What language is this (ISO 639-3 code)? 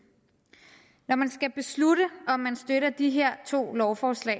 dan